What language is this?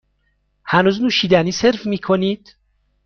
Persian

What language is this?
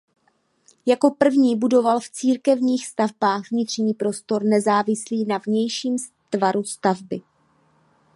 Czech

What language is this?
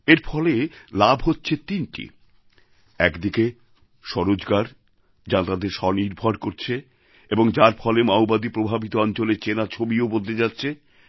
Bangla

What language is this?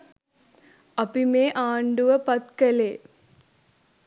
Sinhala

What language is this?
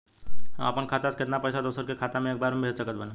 Bhojpuri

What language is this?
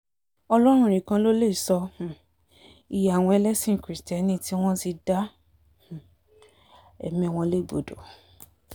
Yoruba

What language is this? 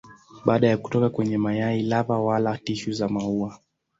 Swahili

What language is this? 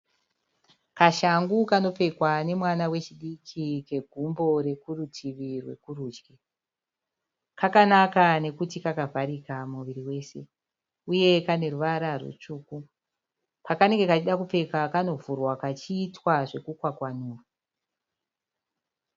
Shona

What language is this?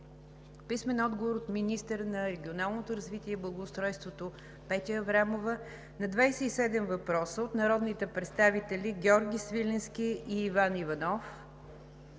Bulgarian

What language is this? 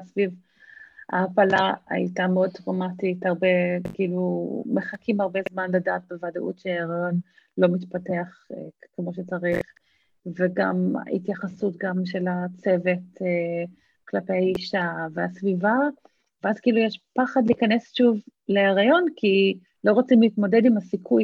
Hebrew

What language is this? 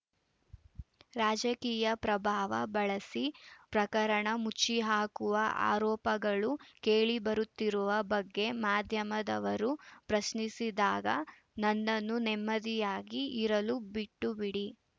Kannada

